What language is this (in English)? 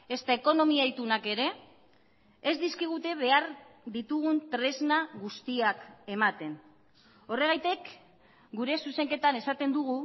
Basque